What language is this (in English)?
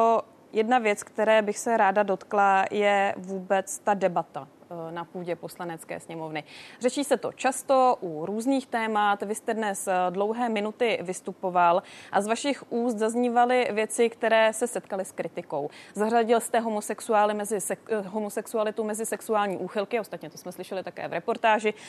Czech